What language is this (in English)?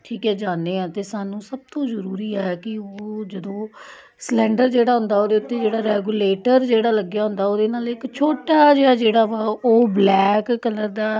Punjabi